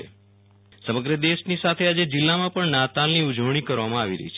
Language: Gujarati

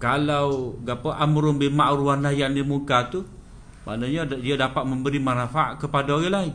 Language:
Malay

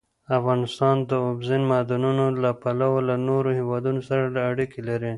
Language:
Pashto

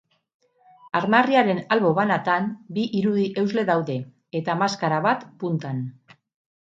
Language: Basque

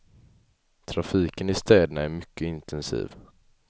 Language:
Swedish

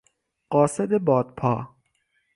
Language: Persian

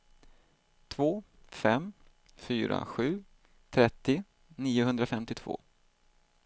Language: Swedish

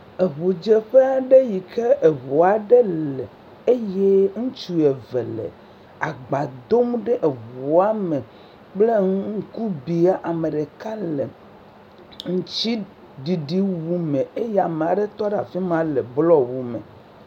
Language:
Ewe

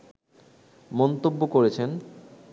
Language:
Bangla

